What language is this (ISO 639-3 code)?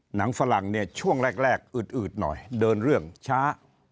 tha